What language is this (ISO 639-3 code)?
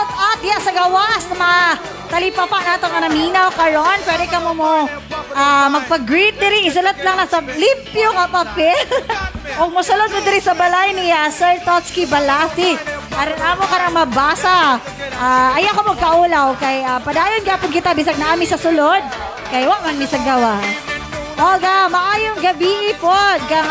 fil